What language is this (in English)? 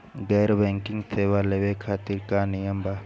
Bhojpuri